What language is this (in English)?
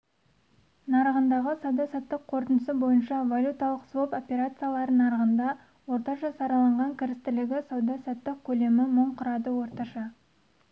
Kazakh